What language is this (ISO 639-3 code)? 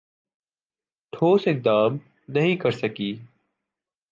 urd